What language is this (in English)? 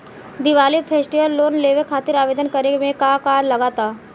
Bhojpuri